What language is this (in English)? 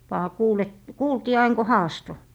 Finnish